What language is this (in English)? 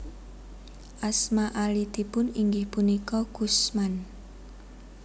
Javanese